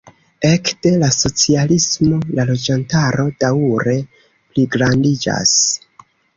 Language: Esperanto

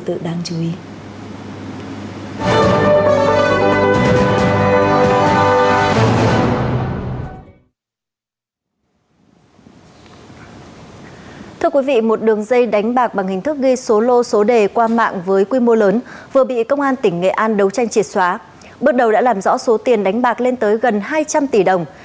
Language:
Vietnamese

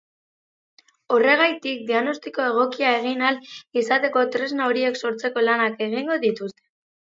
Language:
Basque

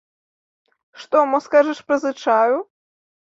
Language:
Belarusian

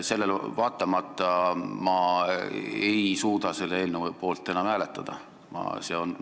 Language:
Estonian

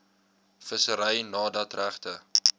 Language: Afrikaans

